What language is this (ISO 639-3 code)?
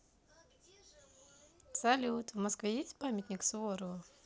rus